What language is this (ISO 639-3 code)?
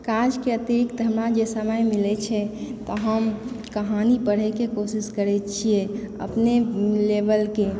mai